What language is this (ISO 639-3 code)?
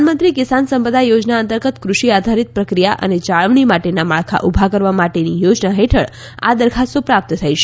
guj